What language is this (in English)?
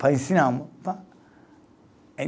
Portuguese